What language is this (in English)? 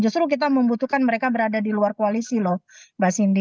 Indonesian